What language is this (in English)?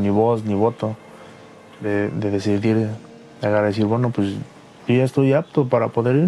Spanish